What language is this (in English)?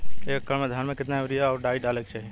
Bhojpuri